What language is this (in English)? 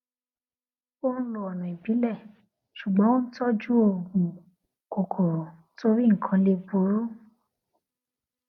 Yoruba